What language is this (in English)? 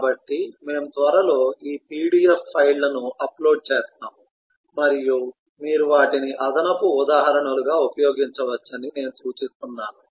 Telugu